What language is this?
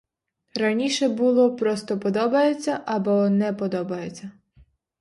Ukrainian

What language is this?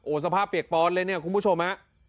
Thai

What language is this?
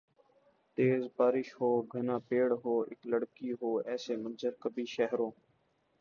Urdu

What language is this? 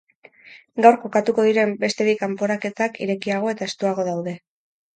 Basque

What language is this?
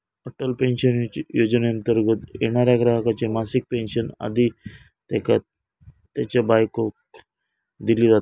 Marathi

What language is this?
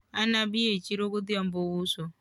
Luo (Kenya and Tanzania)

